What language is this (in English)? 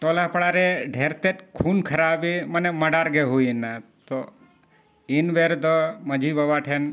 Santali